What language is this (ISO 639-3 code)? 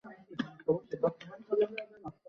ben